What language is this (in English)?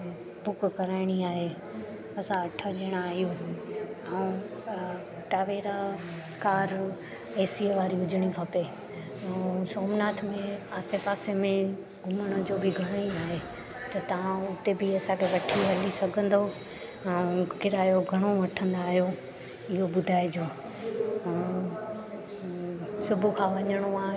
Sindhi